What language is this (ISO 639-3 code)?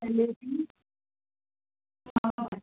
hin